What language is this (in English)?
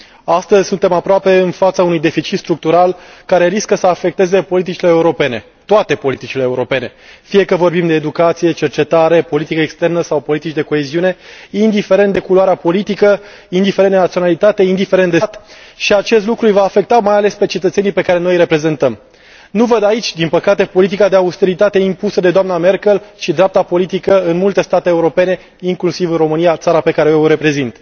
Romanian